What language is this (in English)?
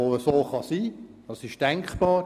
Swiss German